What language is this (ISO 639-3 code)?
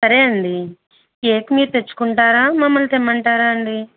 tel